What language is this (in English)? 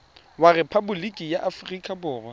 Tswana